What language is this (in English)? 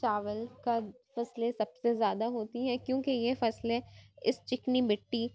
Urdu